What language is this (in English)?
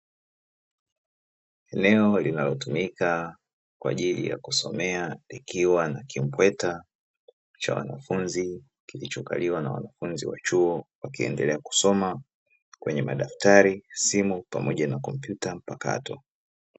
Swahili